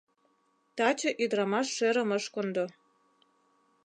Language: Mari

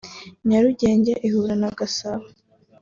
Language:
Kinyarwanda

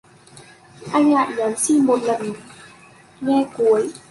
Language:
Vietnamese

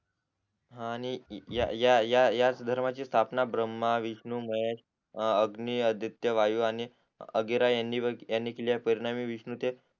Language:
Marathi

